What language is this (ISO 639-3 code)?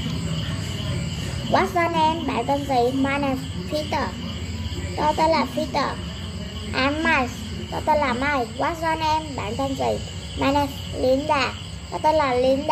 tha